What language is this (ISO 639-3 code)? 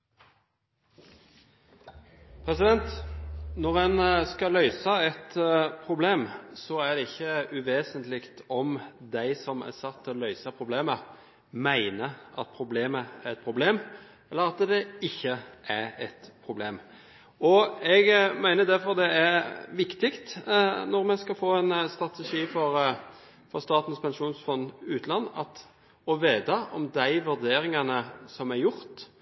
nor